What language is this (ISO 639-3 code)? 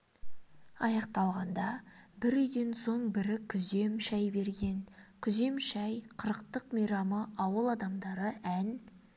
kaz